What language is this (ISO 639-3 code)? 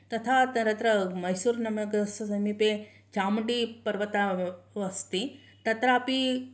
san